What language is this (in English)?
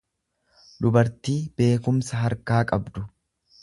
Oromo